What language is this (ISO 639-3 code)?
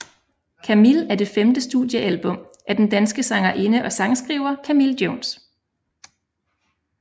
dan